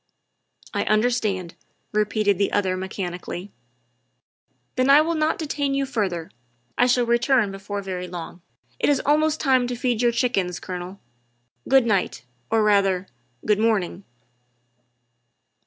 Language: English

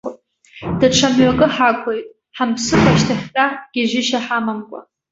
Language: Abkhazian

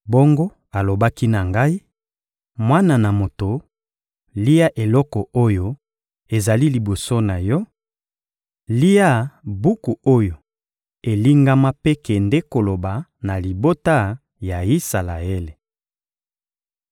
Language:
Lingala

